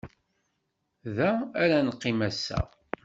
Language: Kabyle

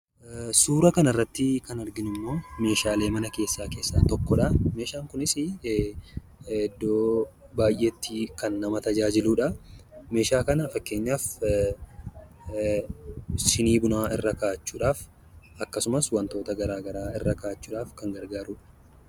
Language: Oromo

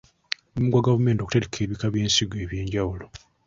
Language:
Ganda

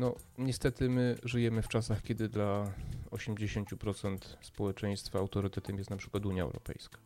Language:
Polish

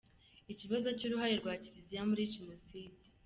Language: Kinyarwanda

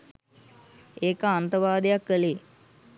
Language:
Sinhala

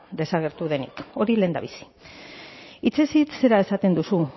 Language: Basque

